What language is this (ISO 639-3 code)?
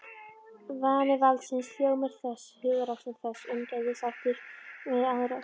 isl